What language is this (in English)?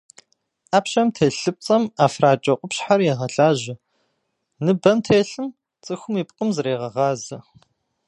Kabardian